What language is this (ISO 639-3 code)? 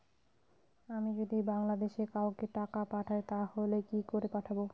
ben